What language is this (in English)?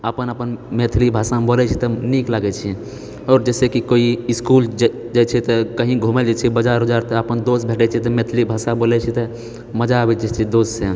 Maithili